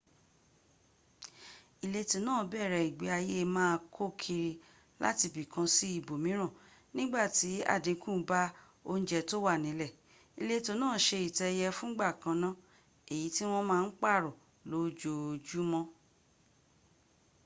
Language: Yoruba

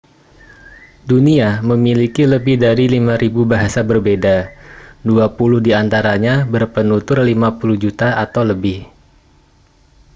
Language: Indonesian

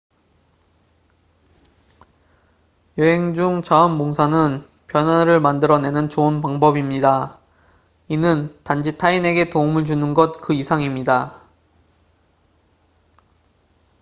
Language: Korean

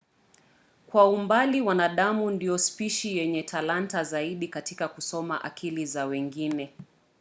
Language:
Swahili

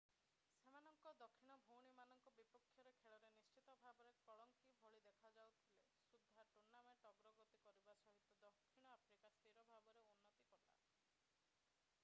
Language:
Odia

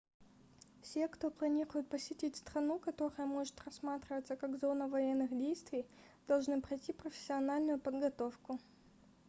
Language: Russian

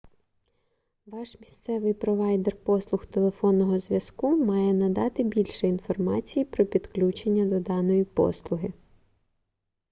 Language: Ukrainian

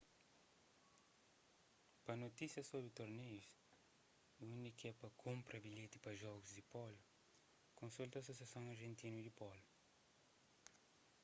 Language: Kabuverdianu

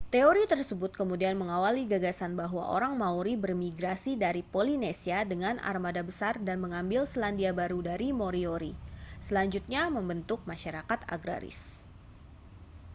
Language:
Indonesian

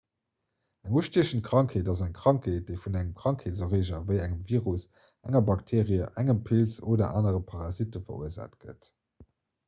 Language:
Luxembourgish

